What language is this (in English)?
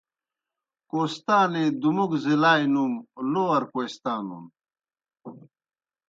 Kohistani Shina